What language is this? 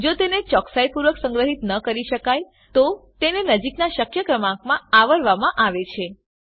Gujarati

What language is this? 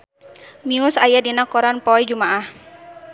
Sundanese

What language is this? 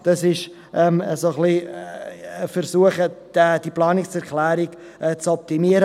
Swiss German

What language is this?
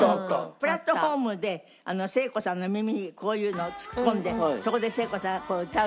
Japanese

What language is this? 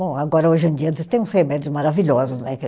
Portuguese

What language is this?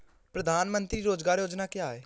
Hindi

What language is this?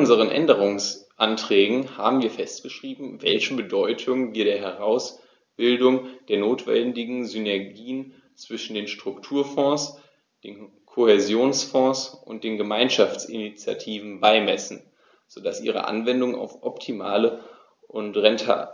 German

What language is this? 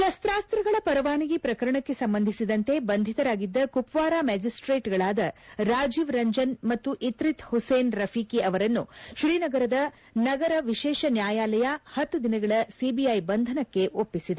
Kannada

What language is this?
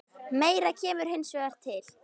Icelandic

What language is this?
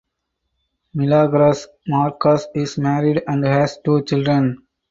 English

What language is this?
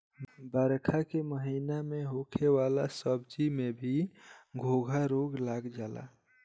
Bhojpuri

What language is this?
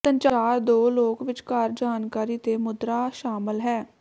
Punjabi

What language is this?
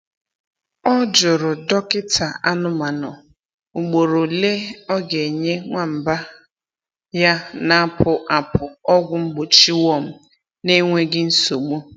Igbo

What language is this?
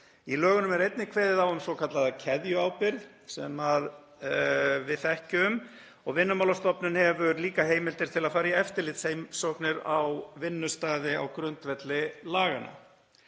Icelandic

